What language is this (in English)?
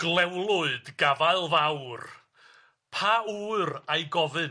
Welsh